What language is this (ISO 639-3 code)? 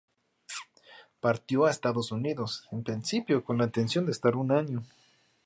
spa